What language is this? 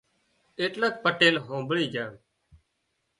Wadiyara Koli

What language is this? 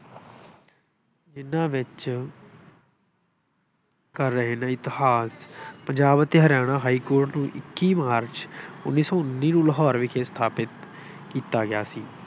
Punjabi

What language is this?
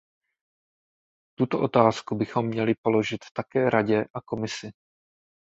Czech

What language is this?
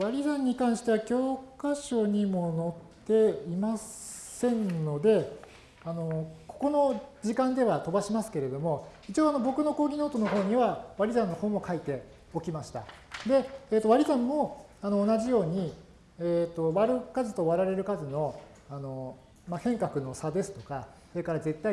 Japanese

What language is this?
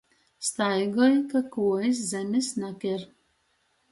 Latgalian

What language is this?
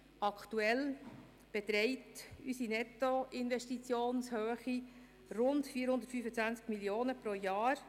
Swiss German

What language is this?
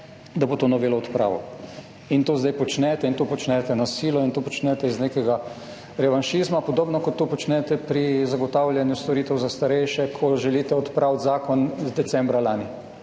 Slovenian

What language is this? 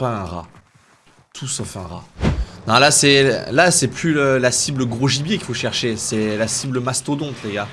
French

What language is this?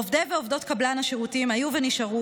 Hebrew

